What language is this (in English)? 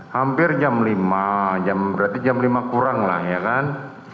Indonesian